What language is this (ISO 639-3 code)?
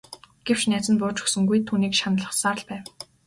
mon